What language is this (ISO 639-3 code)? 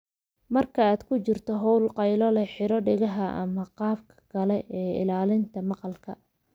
som